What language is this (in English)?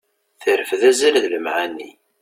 Kabyle